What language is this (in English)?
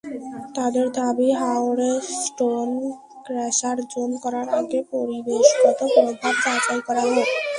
Bangla